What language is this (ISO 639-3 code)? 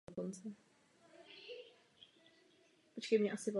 ces